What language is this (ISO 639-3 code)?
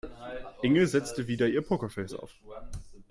deu